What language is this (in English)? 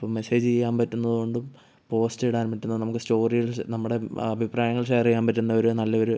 Malayalam